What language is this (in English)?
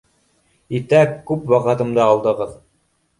Bashkir